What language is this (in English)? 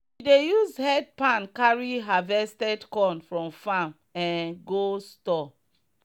Nigerian Pidgin